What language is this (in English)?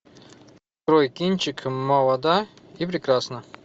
Russian